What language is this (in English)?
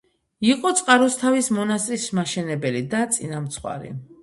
Georgian